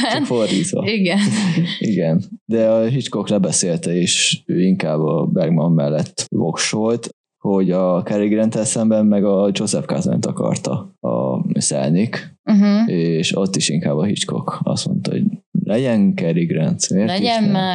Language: Hungarian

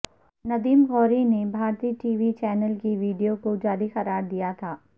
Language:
Urdu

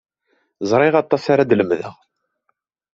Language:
Kabyle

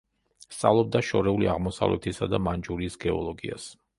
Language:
Georgian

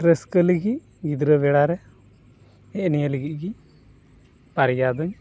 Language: Santali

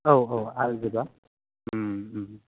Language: Bodo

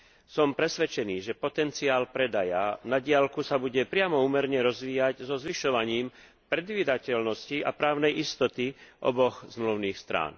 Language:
Slovak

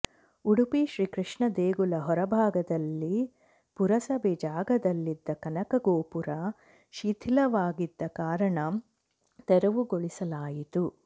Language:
Kannada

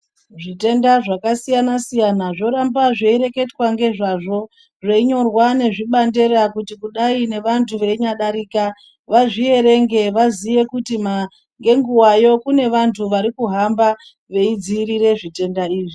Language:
Ndau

